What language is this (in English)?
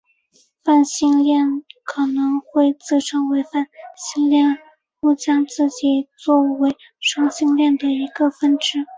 Chinese